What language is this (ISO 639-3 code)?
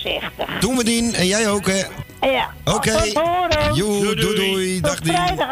nld